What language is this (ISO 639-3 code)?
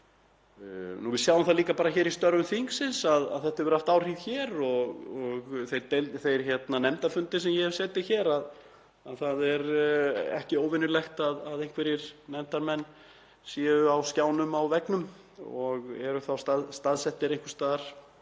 isl